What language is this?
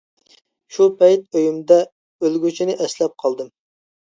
Uyghur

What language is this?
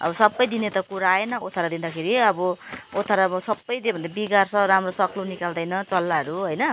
Nepali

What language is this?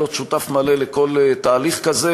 Hebrew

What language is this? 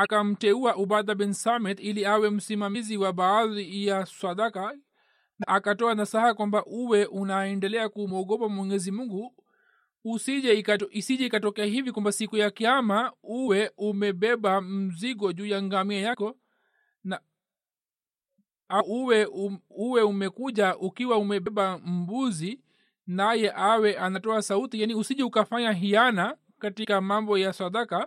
Swahili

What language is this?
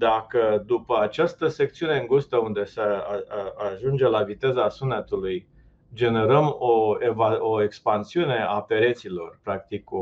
Romanian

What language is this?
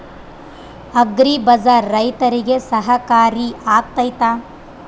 Kannada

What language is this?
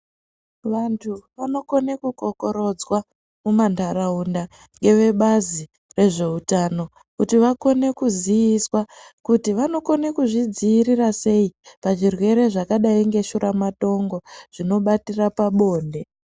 Ndau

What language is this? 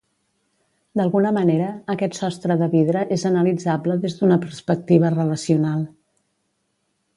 Catalan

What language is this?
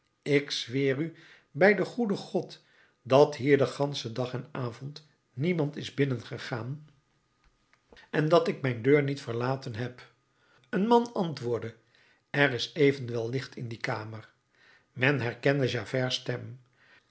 Dutch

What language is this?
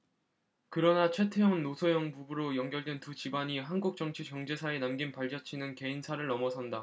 Korean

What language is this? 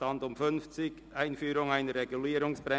Swiss German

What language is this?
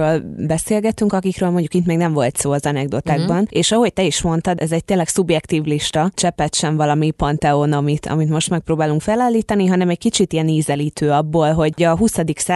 Hungarian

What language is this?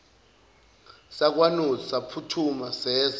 Zulu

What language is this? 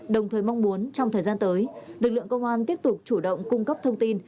Vietnamese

